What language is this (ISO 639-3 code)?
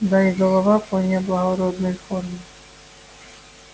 rus